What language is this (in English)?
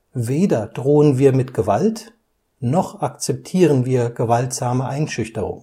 German